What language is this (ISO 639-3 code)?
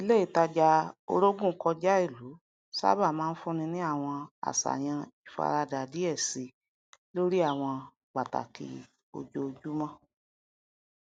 yor